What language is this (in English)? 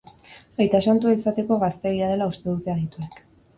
Basque